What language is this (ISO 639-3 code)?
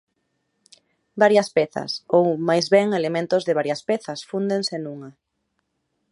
glg